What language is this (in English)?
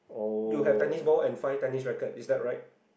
English